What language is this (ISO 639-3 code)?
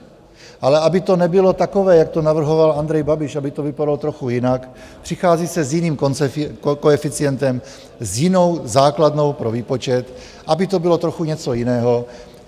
ces